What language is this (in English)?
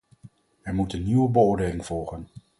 Dutch